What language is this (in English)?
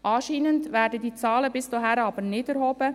Swiss German